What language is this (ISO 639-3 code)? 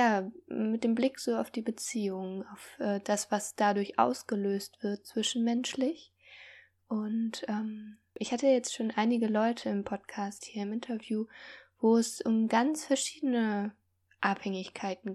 deu